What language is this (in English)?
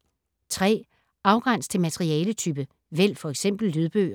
Danish